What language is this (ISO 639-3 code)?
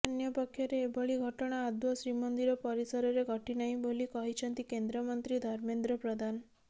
ori